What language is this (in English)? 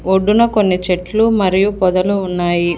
Telugu